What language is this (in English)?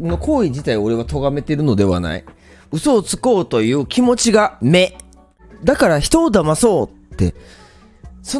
Japanese